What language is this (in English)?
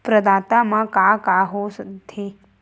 Chhattisgarhi